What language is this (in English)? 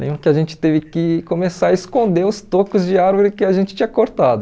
Portuguese